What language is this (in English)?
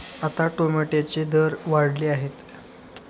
Marathi